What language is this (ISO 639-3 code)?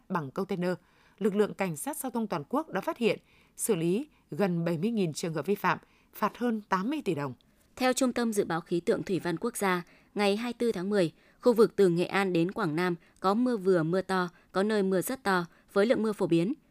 vie